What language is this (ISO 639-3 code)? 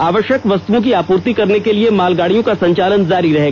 hin